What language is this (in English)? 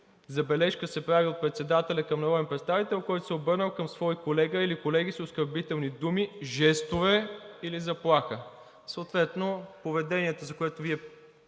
Bulgarian